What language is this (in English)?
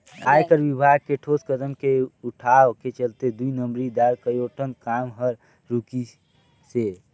Chhattisgarhi